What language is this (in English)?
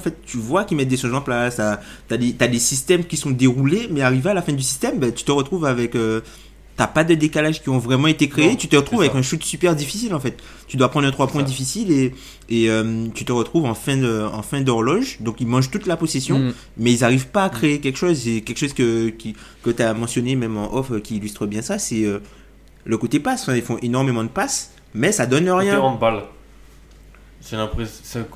French